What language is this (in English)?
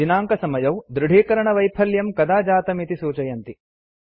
Sanskrit